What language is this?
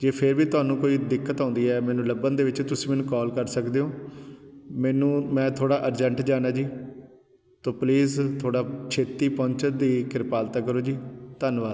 Punjabi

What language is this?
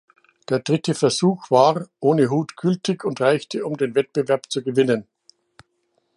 German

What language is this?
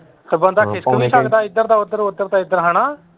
Punjabi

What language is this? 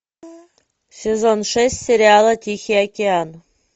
Russian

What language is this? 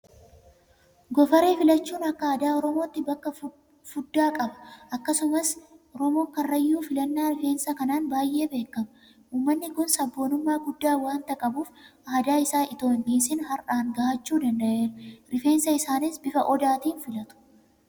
Oromo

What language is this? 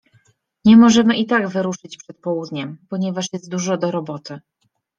Polish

